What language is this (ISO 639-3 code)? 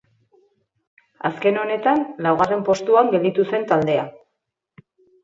eus